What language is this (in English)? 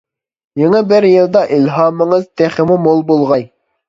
Uyghur